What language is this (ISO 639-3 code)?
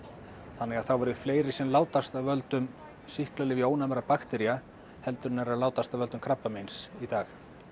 isl